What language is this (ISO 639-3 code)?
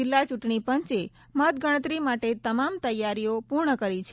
guj